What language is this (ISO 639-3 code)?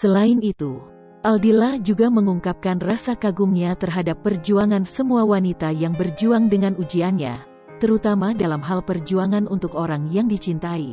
ind